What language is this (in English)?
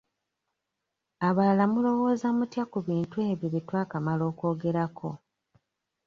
Ganda